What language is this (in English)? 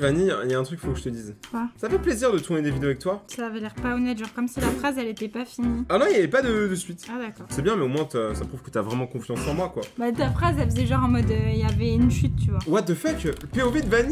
French